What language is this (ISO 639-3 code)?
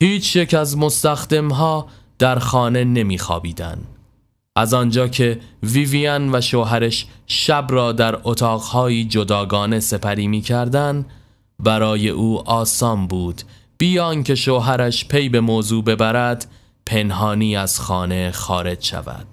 fas